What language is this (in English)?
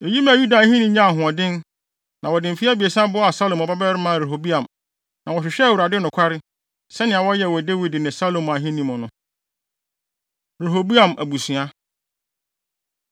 Akan